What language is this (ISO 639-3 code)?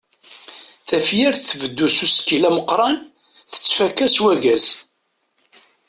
kab